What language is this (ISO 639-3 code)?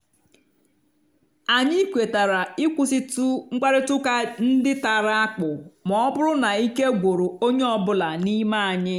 ibo